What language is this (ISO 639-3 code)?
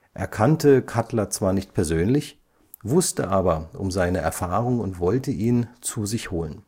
deu